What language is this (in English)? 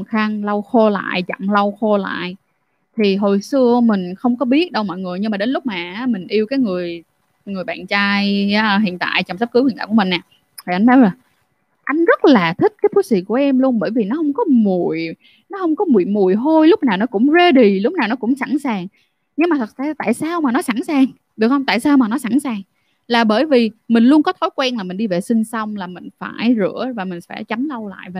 Vietnamese